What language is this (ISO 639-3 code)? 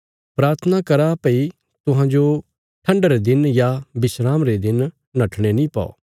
kfs